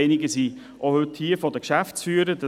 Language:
Swiss German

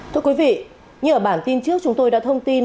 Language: Vietnamese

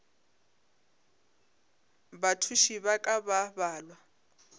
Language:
Northern Sotho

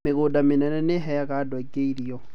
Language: Kikuyu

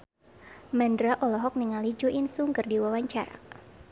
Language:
Sundanese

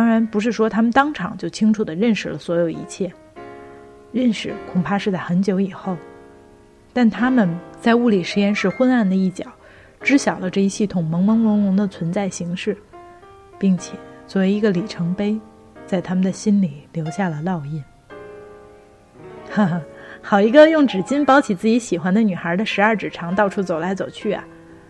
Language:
Chinese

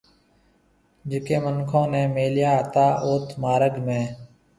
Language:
Marwari (Pakistan)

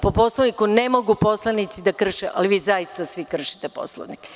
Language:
Serbian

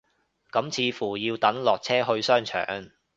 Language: Cantonese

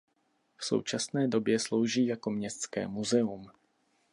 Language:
Czech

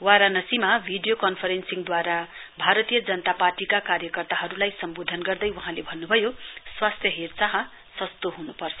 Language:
Nepali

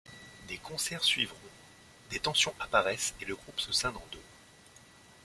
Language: French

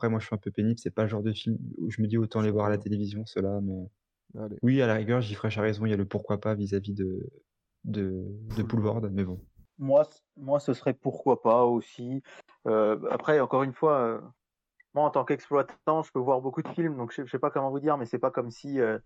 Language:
French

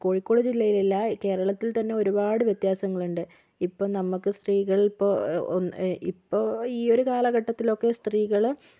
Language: Malayalam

